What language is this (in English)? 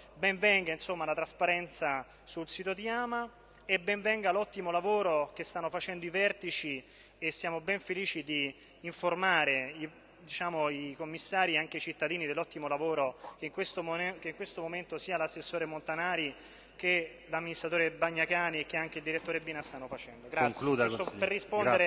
Italian